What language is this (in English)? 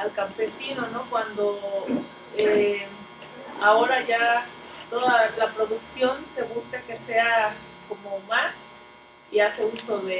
Spanish